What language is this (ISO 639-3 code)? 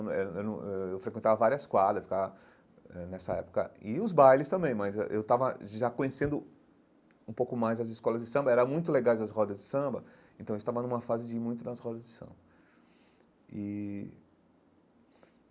por